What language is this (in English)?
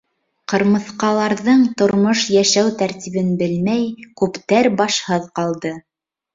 Bashkir